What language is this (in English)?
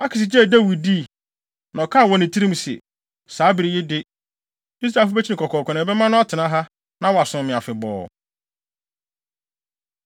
Akan